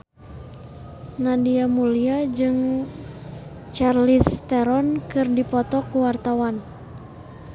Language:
Sundanese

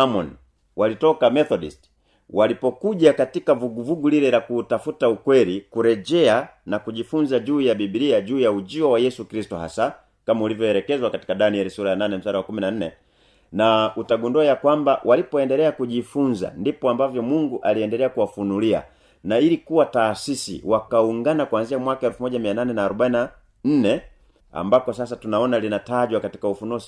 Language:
Swahili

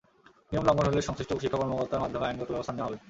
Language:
Bangla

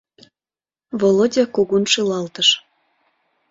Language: Mari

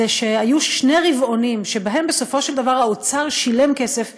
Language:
Hebrew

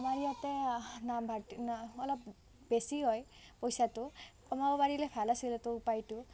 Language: Assamese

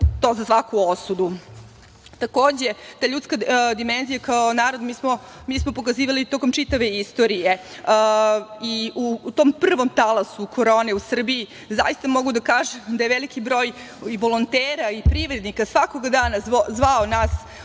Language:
Serbian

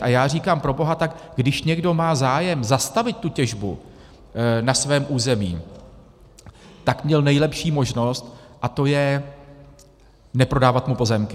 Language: Czech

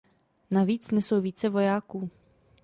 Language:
Czech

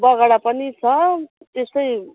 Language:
Nepali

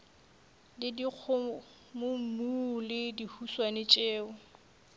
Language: Northern Sotho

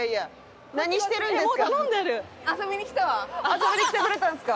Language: Japanese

